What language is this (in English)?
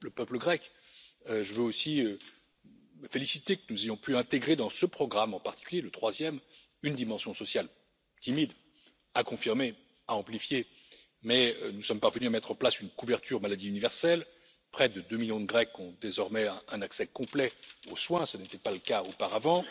French